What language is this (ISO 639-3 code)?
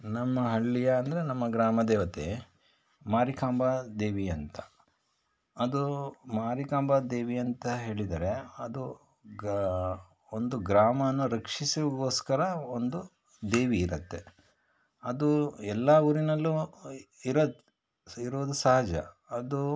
kan